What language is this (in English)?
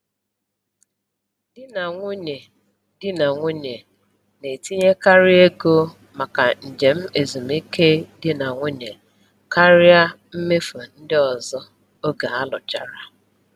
Igbo